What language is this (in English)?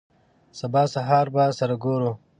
Pashto